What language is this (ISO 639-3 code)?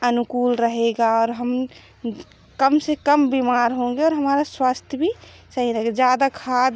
hin